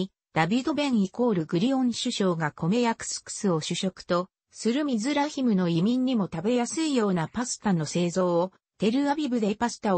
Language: Japanese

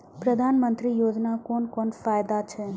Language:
Maithili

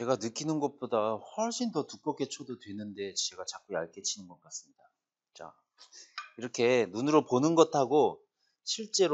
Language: Korean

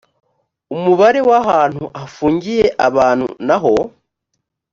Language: Kinyarwanda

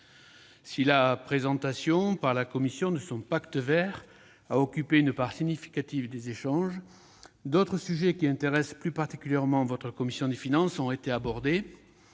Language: French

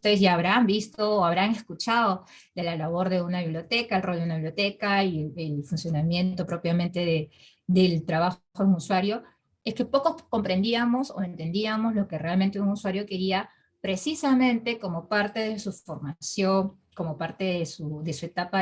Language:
Spanish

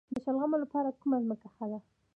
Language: Pashto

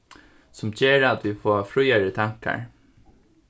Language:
Faroese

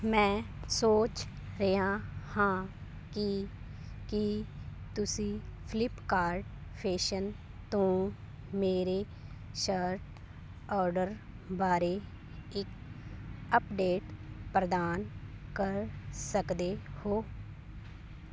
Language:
Punjabi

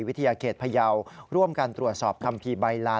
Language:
Thai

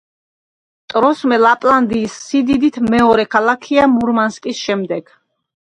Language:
Georgian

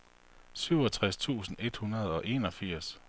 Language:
Danish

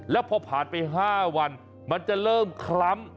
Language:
Thai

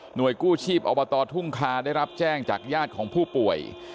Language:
Thai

